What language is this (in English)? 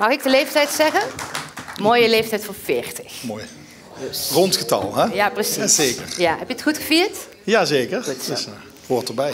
Dutch